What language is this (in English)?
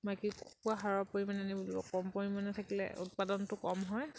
Assamese